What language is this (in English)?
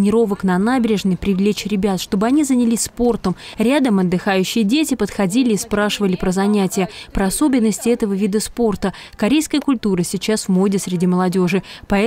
Russian